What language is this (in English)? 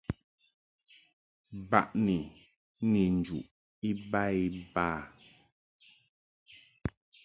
Mungaka